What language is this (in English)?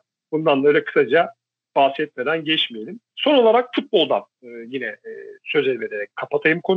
Turkish